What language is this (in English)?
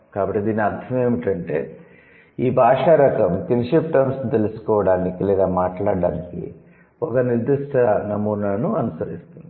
Telugu